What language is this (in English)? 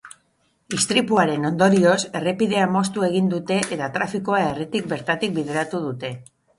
Basque